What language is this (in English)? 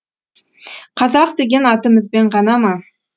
Kazakh